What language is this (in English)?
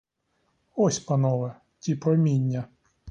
Ukrainian